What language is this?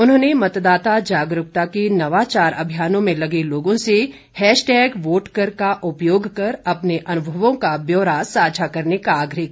Hindi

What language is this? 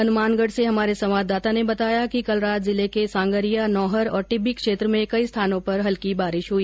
Hindi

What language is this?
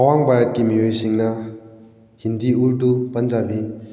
Manipuri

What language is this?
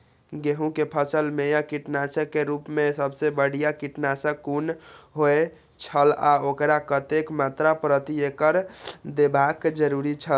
Maithili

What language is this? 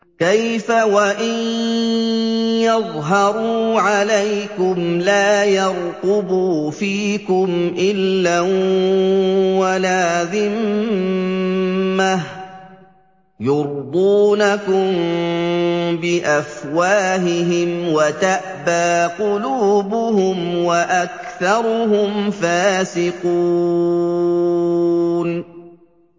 Arabic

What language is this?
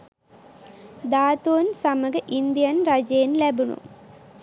Sinhala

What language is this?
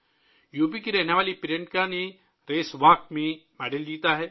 Urdu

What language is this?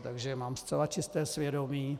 Czech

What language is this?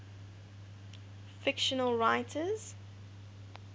English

